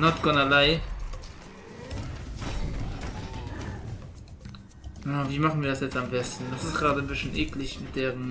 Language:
German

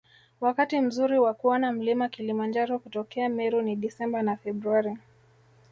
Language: Swahili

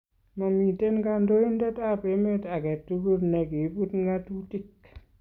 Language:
Kalenjin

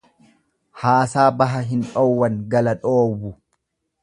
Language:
Oromo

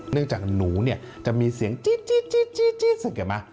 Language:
Thai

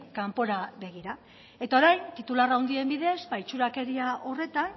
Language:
Basque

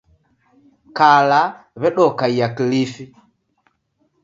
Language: Taita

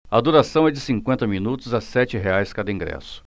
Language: Portuguese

